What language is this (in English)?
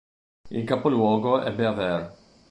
Italian